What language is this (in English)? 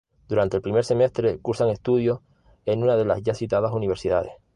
Spanish